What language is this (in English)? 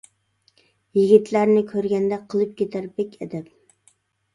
Uyghur